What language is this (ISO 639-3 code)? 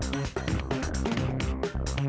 ind